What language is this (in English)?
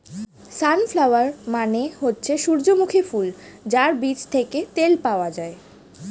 Bangla